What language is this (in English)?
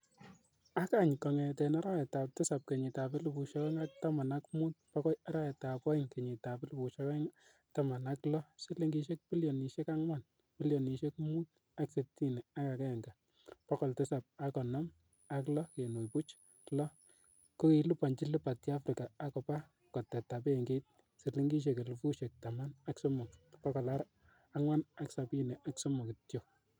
Kalenjin